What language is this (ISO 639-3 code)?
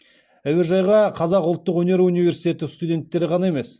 kaz